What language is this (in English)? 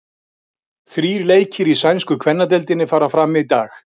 Icelandic